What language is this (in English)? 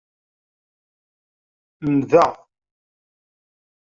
Kabyle